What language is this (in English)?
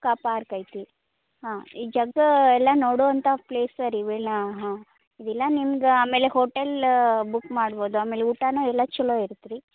Kannada